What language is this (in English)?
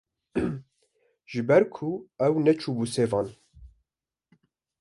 Kurdish